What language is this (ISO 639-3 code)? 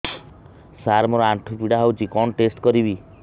ori